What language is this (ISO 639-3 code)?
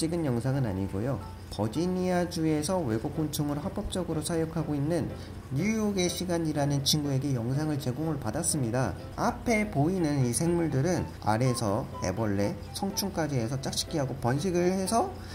kor